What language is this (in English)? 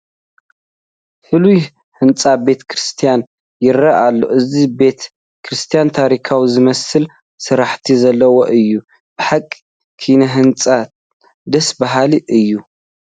Tigrinya